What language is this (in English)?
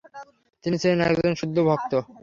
Bangla